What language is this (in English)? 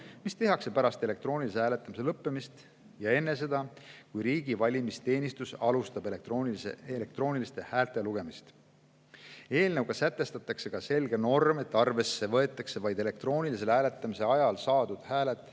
Estonian